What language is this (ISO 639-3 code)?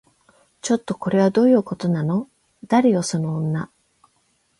jpn